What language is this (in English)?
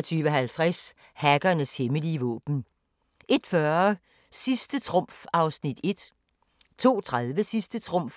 Danish